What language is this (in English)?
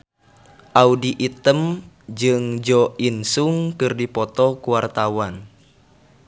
Sundanese